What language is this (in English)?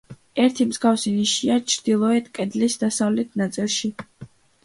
Georgian